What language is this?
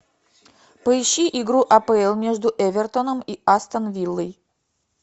Russian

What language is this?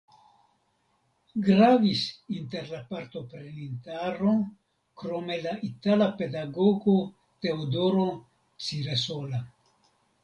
Esperanto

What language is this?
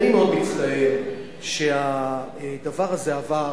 Hebrew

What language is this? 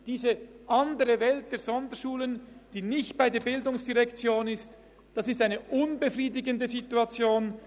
Swiss German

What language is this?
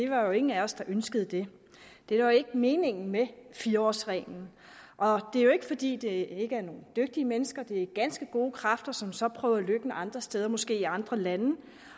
Danish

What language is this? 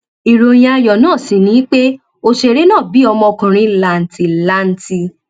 Yoruba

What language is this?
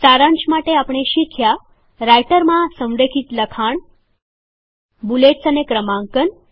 Gujarati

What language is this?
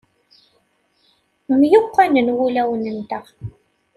Kabyle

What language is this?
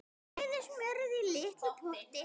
Icelandic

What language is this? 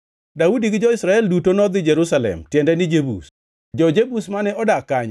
Luo (Kenya and Tanzania)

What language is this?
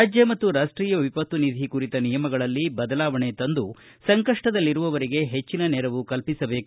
Kannada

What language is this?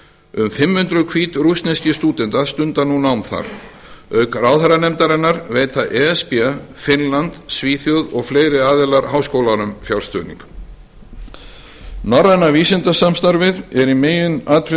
Icelandic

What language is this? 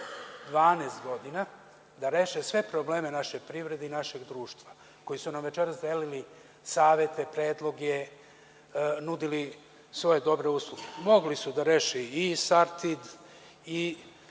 Serbian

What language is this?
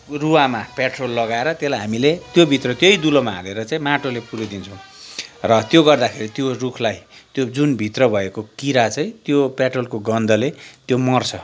Nepali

